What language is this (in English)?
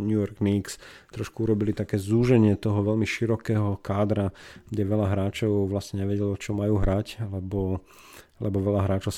Slovak